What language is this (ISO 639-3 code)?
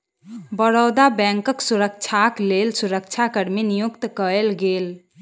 mai